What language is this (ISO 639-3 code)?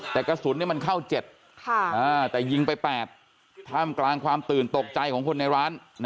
tha